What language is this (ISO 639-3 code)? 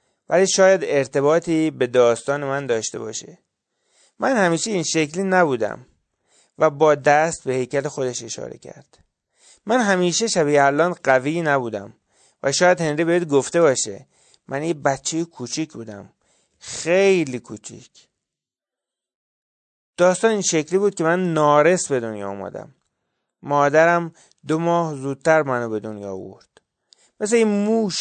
fas